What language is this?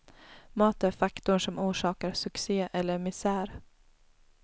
Swedish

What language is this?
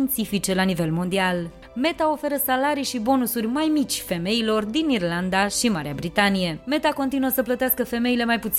Romanian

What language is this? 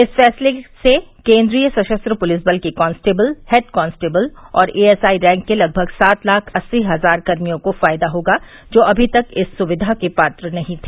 Hindi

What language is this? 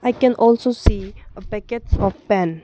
English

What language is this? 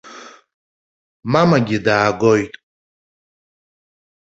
Abkhazian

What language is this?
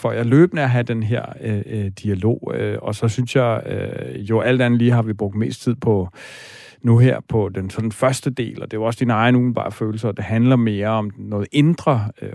Danish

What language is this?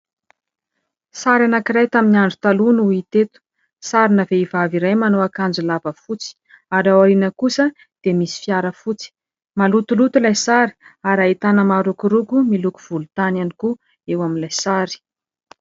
Malagasy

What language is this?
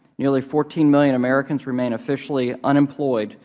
English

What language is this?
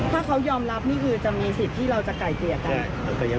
Thai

